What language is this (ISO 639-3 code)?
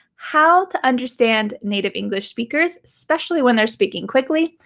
eng